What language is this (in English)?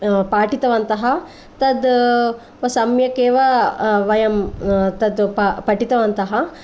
Sanskrit